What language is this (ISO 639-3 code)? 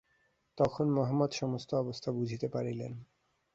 ben